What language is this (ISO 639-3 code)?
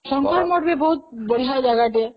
ori